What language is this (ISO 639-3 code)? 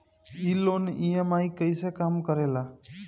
bho